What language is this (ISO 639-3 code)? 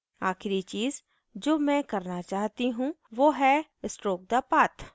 hin